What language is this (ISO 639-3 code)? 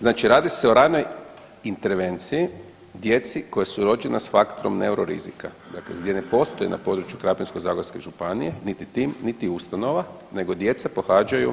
hrv